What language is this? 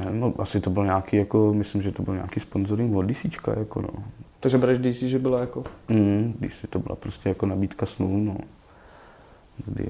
Czech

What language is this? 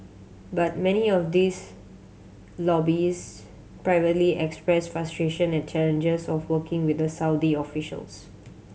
English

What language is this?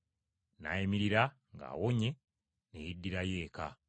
Ganda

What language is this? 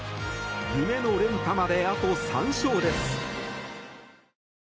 Japanese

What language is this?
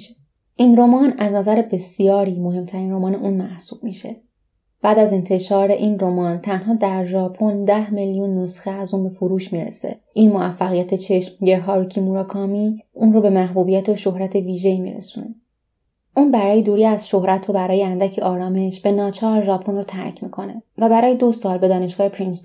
Persian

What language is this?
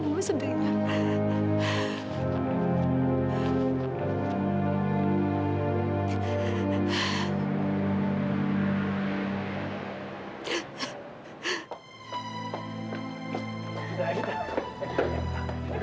Indonesian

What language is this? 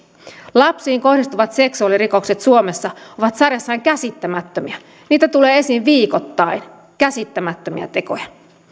Finnish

